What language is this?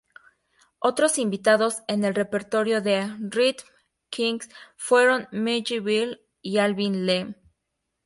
Spanish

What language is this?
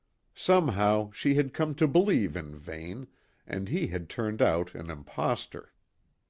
English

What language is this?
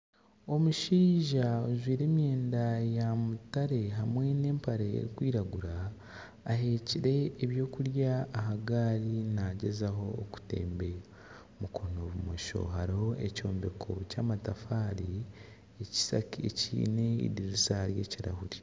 Nyankole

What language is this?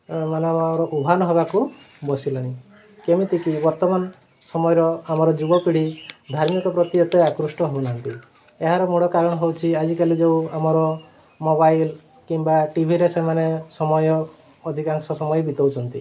Odia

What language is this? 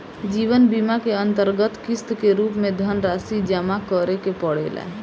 Bhojpuri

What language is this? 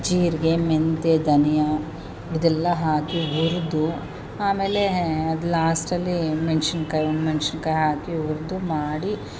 Kannada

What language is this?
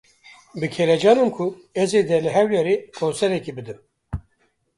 Kurdish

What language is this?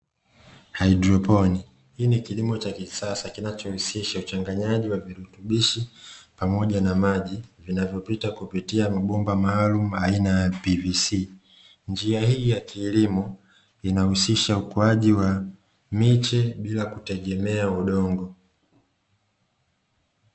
Swahili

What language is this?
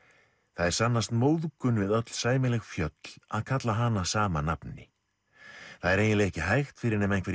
Icelandic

